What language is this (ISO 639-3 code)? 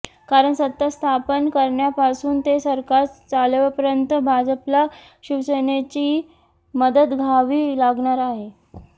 mar